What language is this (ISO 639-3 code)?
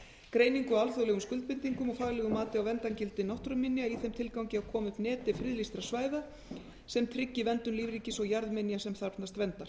isl